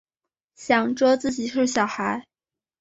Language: Chinese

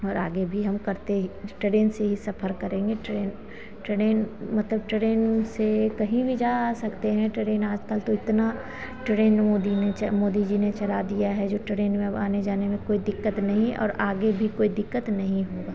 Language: Hindi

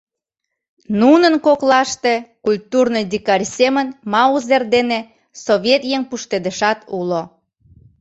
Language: Mari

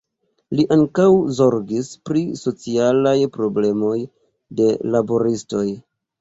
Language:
Esperanto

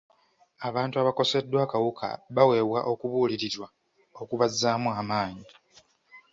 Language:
Ganda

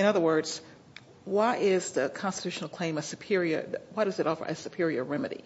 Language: English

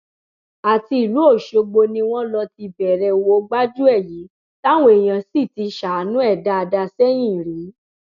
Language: Yoruba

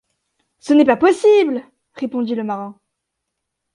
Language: French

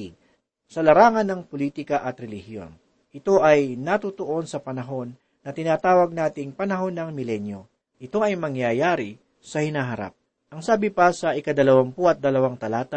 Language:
Filipino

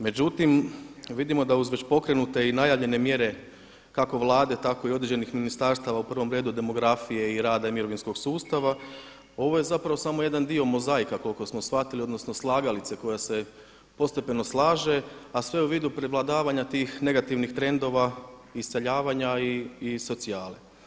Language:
Croatian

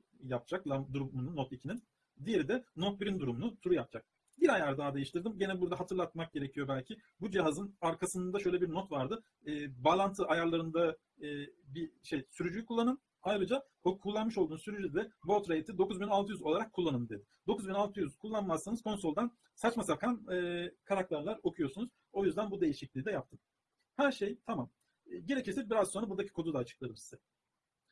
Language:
Turkish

